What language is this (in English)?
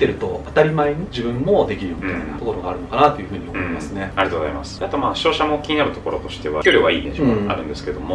Japanese